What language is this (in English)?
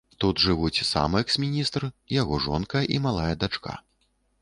Belarusian